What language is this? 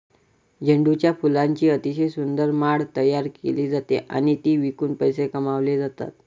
Marathi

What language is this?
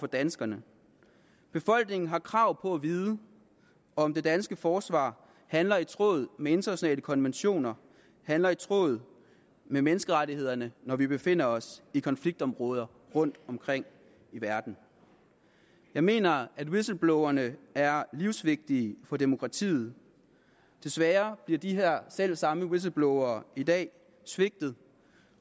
Danish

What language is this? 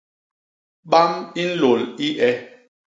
Basaa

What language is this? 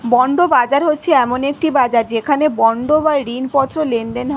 Bangla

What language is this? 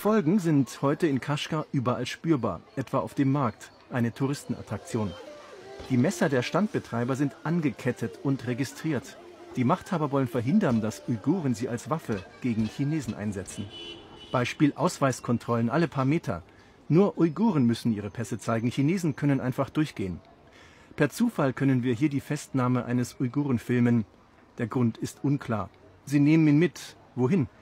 German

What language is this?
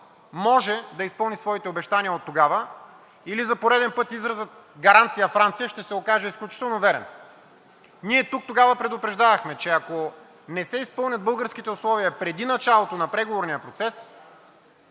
Bulgarian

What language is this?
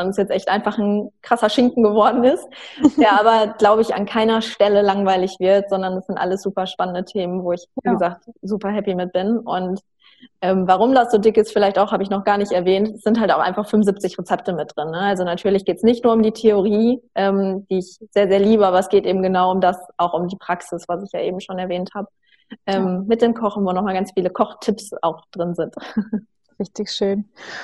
German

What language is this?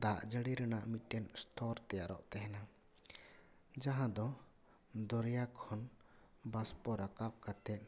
Santali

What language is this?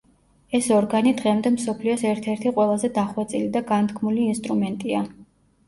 Georgian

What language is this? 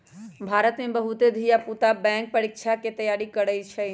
Magahi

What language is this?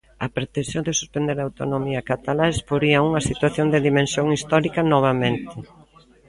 Galician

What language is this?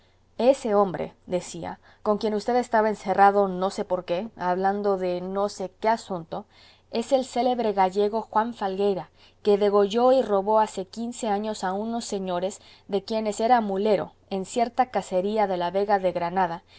Spanish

